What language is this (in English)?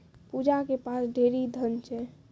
Maithili